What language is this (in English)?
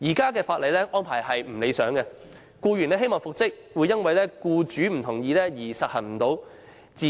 Cantonese